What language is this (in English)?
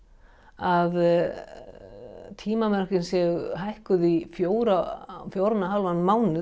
Icelandic